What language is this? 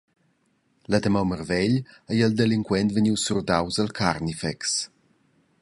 Romansh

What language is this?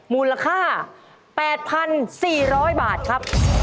Thai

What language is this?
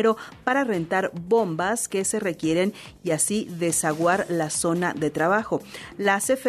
Spanish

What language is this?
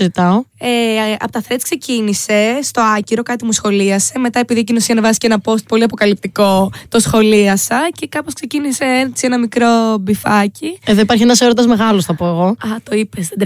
Greek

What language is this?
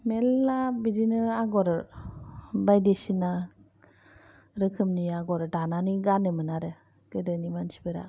Bodo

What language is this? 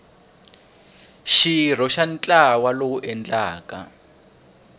Tsonga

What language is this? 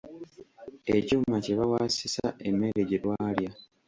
Ganda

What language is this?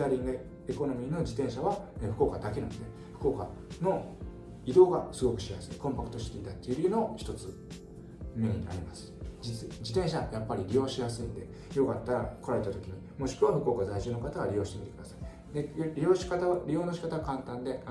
Japanese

